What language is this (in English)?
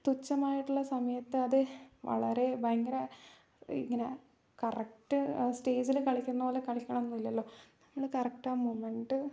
Malayalam